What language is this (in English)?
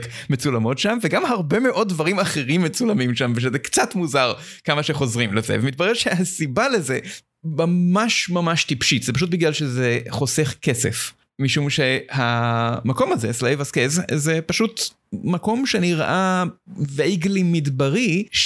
Hebrew